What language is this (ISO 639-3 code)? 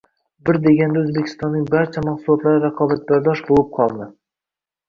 uzb